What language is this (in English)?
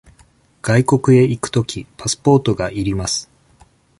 Japanese